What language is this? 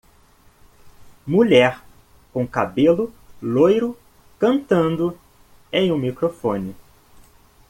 Portuguese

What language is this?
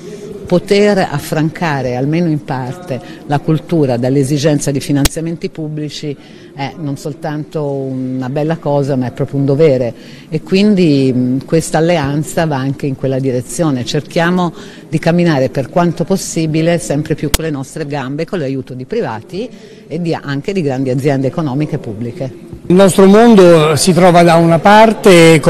Italian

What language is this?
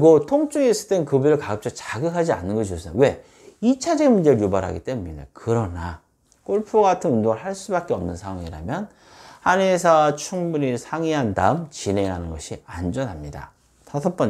Korean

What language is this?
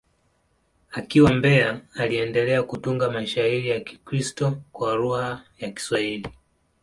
Swahili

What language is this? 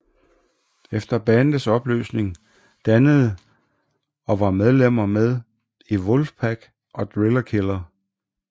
Danish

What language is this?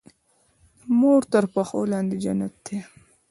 Pashto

